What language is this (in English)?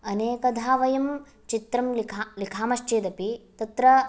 Sanskrit